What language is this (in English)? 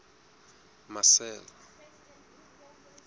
Southern Sotho